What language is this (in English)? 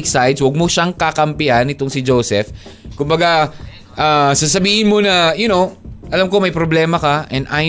Filipino